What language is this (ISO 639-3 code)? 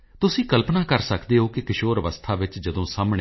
pan